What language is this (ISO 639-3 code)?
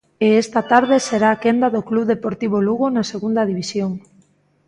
glg